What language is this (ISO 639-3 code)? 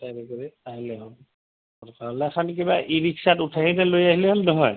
asm